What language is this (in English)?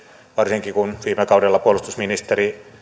Finnish